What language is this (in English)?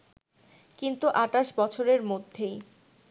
Bangla